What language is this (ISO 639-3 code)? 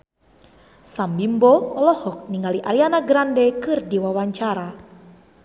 sun